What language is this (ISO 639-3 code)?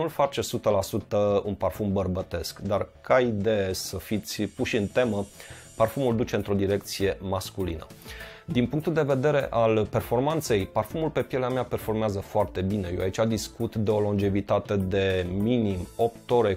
ron